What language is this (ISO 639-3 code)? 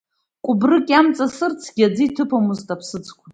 abk